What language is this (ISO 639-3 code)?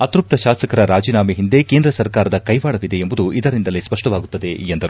kan